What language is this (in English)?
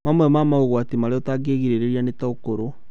Kikuyu